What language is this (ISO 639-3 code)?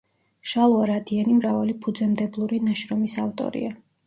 kat